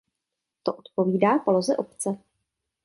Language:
Czech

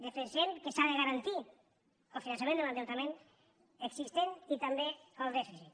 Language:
Catalan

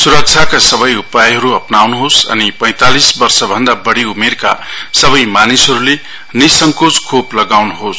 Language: Nepali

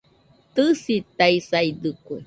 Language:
Nüpode Huitoto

